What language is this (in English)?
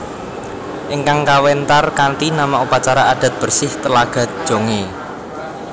Javanese